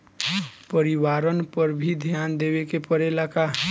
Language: Bhojpuri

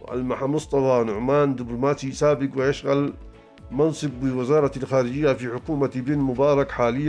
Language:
Arabic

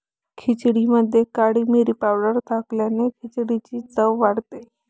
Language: Marathi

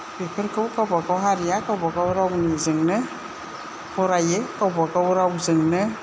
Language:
Bodo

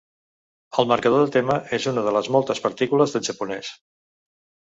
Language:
Catalan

